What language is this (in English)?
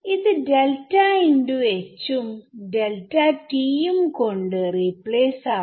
Malayalam